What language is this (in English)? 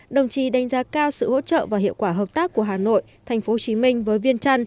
Vietnamese